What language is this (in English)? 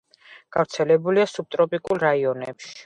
Georgian